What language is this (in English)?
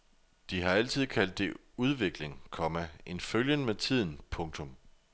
Danish